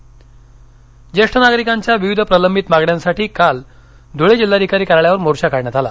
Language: Marathi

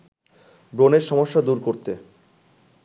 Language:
Bangla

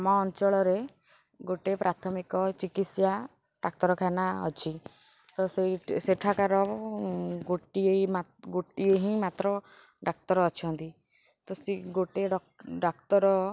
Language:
Odia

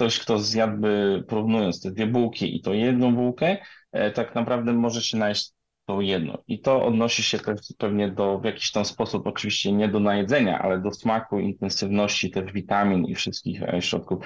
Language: Polish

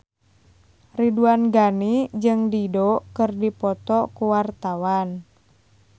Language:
Sundanese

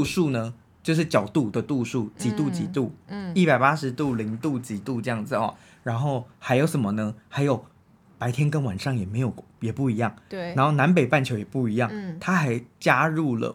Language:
Chinese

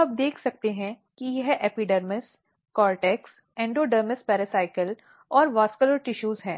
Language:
Hindi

